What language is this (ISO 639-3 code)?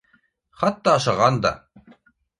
bak